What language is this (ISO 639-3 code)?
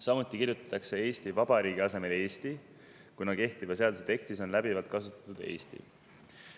est